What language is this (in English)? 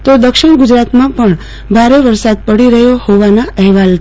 Gujarati